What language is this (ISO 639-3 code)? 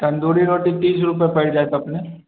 mai